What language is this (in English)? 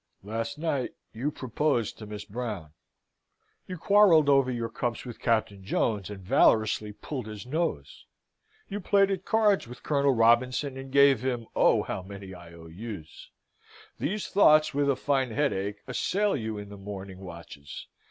English